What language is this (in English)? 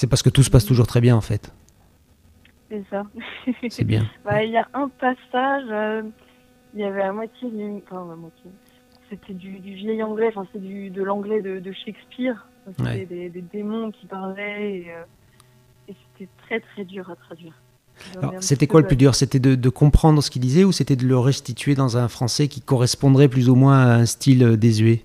French